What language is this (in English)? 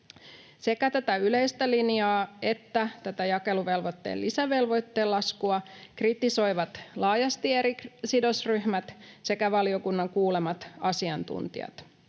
Finnish